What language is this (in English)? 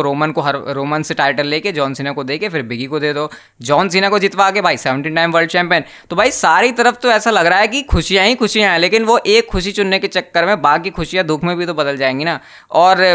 Hindi